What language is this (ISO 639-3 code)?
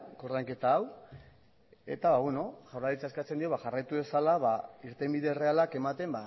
eus